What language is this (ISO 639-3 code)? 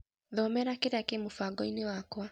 kik